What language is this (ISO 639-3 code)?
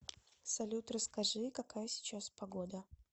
rus